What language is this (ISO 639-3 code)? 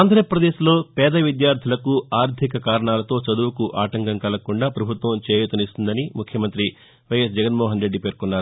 tel